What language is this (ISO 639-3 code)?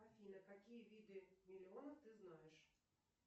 rus